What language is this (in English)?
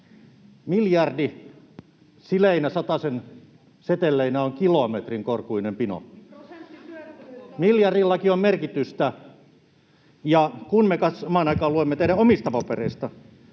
Finnish